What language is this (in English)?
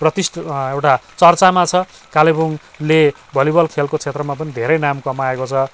Nepali